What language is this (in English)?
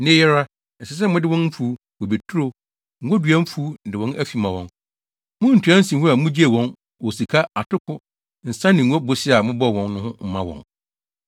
Akan